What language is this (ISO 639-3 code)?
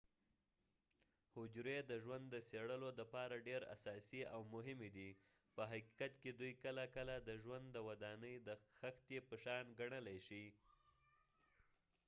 pus